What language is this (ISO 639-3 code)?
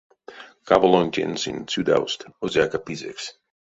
myv